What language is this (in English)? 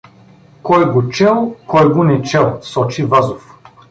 Bulgarian